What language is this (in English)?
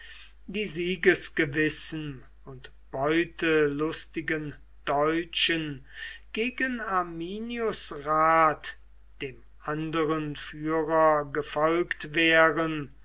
German